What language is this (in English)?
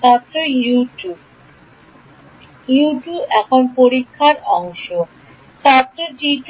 Bangla